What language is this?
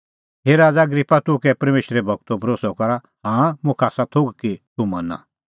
Kullu Pahari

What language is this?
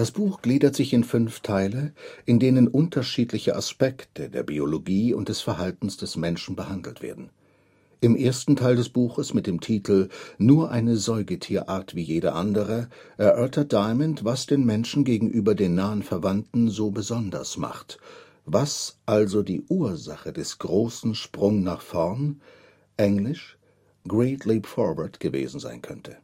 German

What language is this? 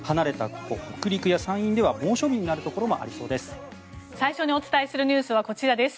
Japanese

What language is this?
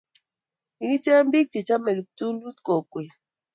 Kalenjin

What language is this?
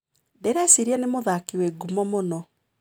Kikuyu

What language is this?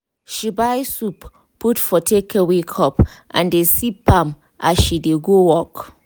Nigerian Pidgin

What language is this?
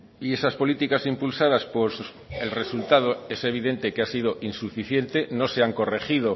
Spanish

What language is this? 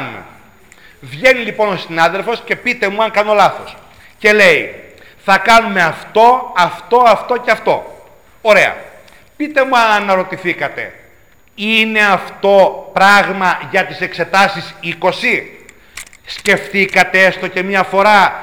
Greek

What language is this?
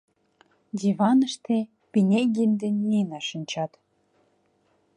Mari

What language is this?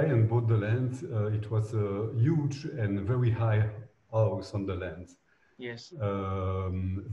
English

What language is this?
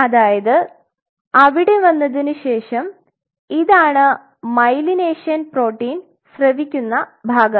Malayalam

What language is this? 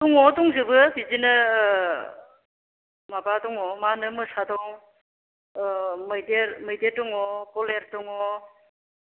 Bodo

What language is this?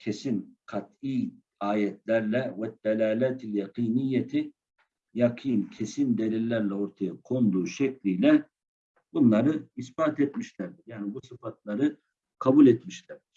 Turkish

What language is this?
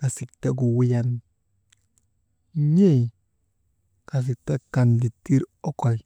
Maba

